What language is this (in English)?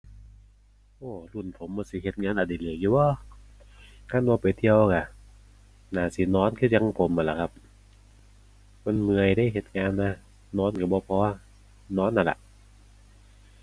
Thai